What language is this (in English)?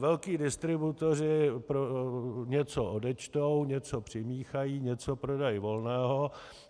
Czech